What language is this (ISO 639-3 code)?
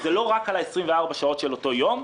heb